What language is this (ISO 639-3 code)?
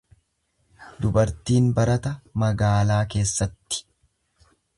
orm